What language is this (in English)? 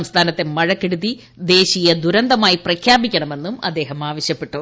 Malayalam